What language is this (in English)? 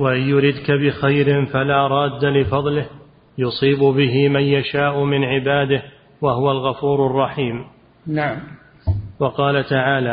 Arabic